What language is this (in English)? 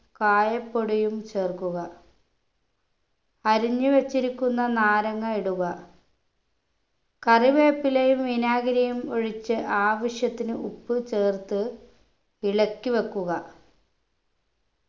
Malayalam